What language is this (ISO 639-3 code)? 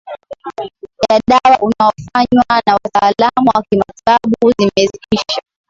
swa